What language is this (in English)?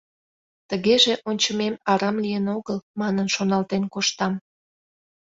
Mari